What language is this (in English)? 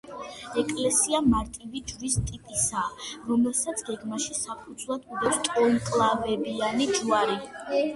Georgian